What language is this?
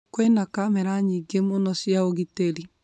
Kikuyu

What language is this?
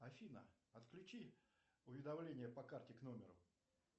Russian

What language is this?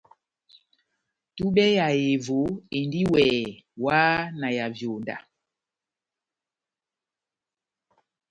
Batanga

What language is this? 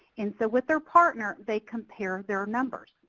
English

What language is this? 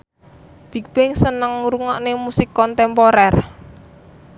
Javanese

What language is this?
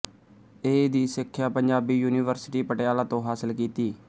Punjabi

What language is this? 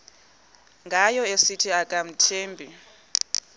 Xhosa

